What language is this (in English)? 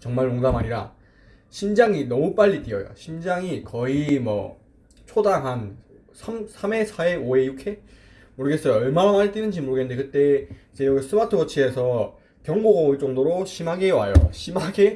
Korean